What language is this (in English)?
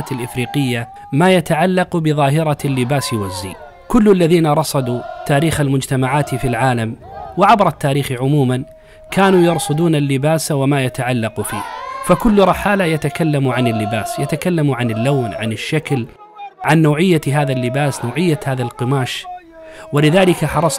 Arabic